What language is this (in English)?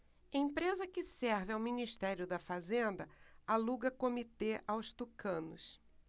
Portuguese